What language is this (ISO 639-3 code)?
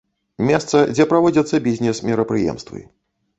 bel